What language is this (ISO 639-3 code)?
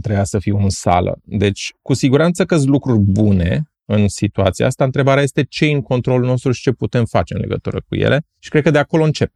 ron